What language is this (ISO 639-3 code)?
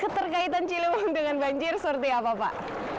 ind